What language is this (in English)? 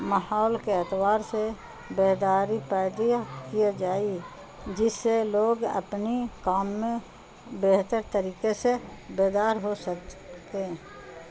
Urdu